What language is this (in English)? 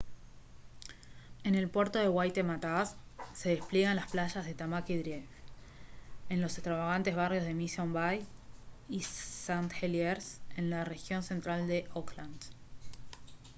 Spanish